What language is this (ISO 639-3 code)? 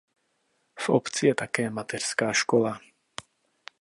ces